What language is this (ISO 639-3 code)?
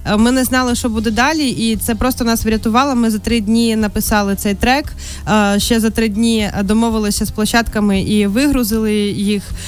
ukr